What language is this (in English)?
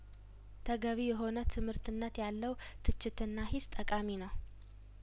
Amharic